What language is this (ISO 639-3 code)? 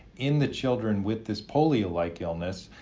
eng